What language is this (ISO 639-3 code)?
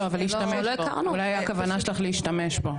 heb